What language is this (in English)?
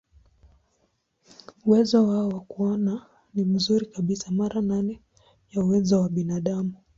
Swahili